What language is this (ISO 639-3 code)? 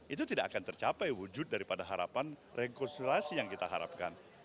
ind